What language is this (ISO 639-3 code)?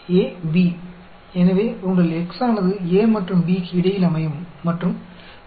hin